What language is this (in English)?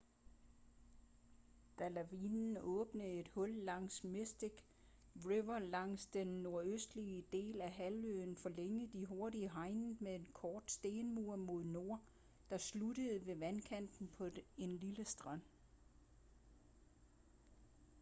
Danish